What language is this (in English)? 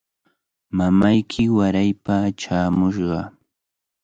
Cajatambo North Lima Quechua